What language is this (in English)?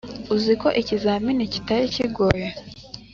Kinyarwanda